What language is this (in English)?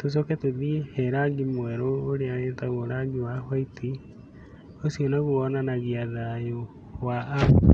Kikuyu